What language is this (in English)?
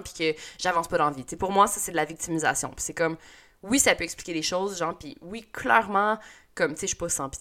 French